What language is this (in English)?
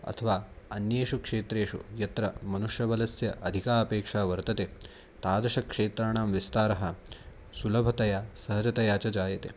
Sanskrit